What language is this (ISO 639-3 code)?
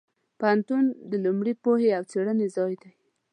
pus